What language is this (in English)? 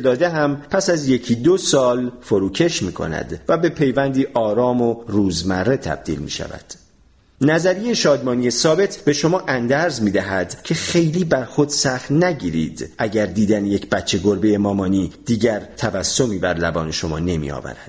Persian